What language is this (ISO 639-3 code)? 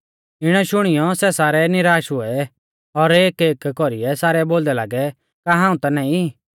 bfz